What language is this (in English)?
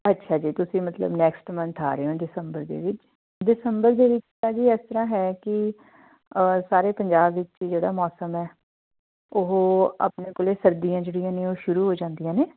Punjabi